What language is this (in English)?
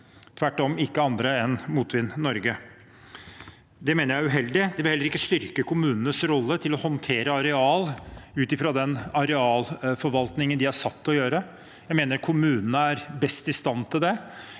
Norwegian